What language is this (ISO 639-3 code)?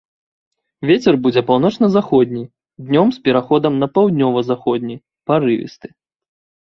bel